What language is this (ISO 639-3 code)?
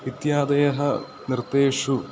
san